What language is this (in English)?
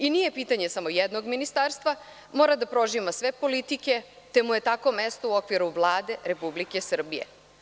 Serbian